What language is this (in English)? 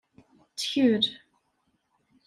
Kabyle